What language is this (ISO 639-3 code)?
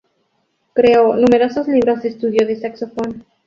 spa